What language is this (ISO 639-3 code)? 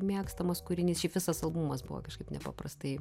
lit